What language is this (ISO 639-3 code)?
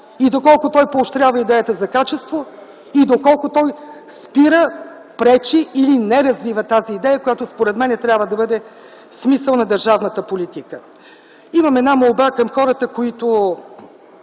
bul